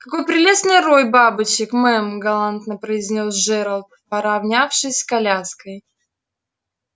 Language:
Russian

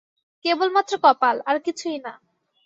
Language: Bangla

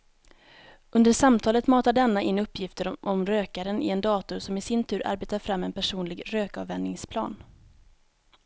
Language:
Swedish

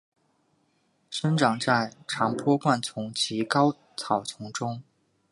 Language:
Chinese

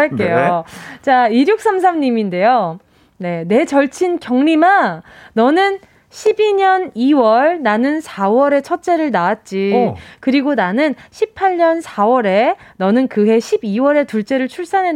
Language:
Korean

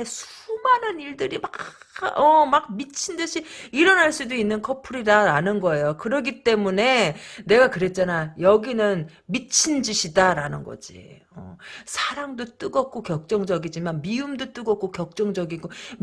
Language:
Korean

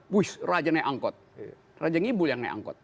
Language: Indonesian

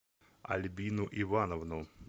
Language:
Russian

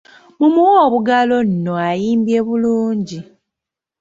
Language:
Ganda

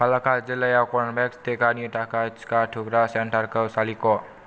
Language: Bodo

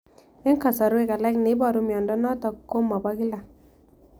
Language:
Kalenjin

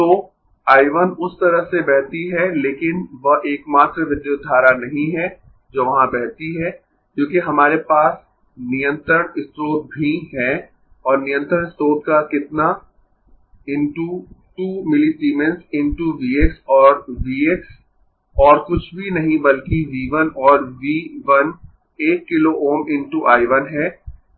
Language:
Hindi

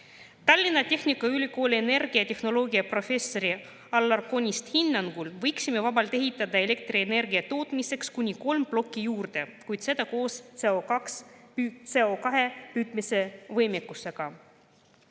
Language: Estonian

